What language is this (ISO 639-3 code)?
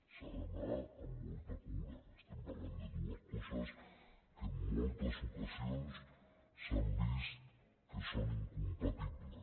cat